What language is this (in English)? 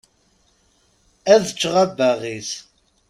Kabyle